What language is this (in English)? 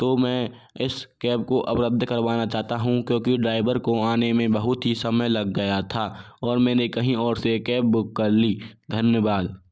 Hindi